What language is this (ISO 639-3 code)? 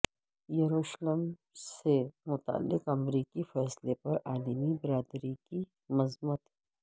urd